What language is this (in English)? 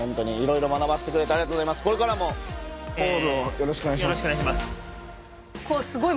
Japanese